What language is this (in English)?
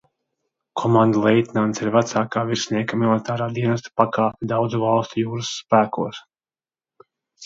Latvian